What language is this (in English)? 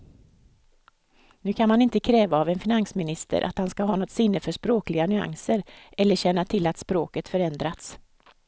Swedish